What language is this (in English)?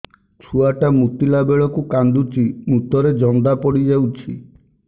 Odia